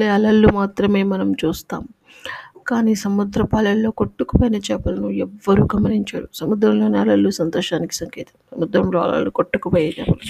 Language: Telugu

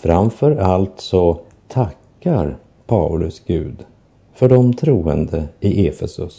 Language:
Swedish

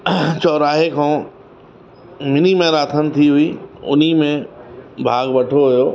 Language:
Sindhi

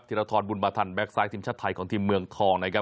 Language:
Thai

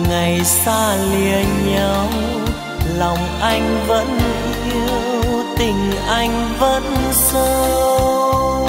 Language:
Vietnamese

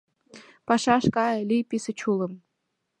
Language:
Mari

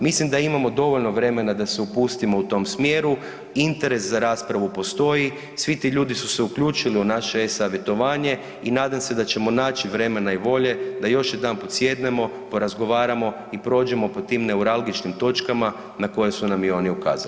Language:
Croatian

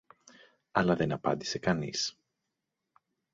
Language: Greek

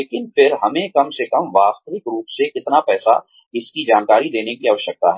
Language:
Hindi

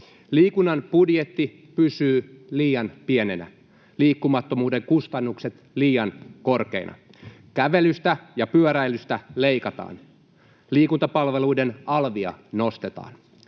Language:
Finnish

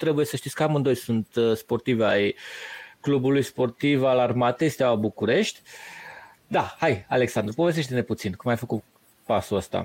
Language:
Romanian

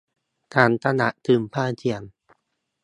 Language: Thai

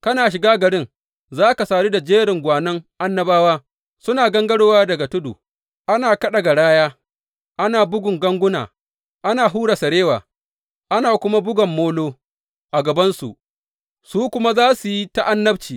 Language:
Hausa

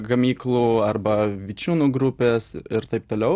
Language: Lithuanian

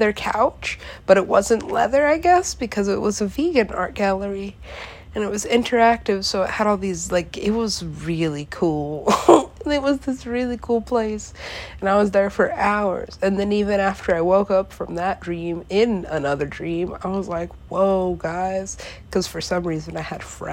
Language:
English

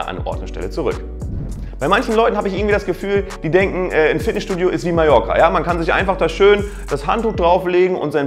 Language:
German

